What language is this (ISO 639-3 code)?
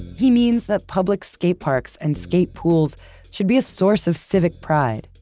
eng